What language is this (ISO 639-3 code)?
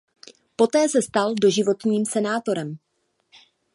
ces